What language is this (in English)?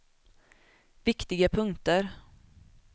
Swedish